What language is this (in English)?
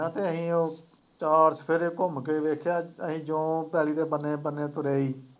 Punjabi